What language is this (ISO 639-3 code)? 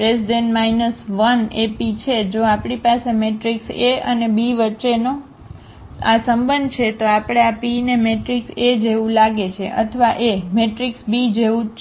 guj